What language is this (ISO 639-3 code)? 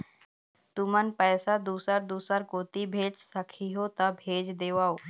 hne